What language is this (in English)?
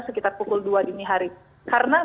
Indonesian